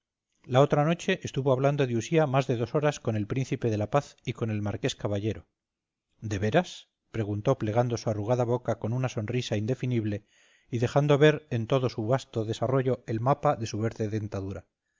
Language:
Spanish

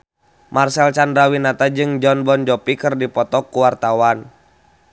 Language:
Sundanese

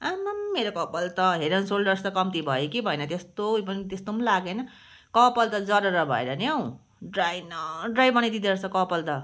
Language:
Nepali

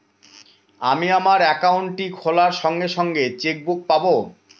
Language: Bangla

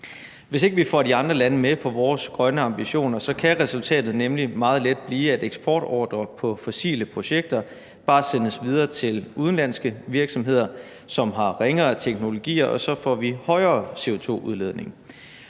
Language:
Danish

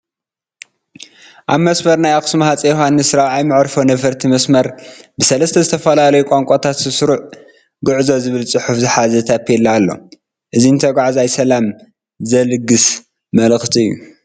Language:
Tigrinya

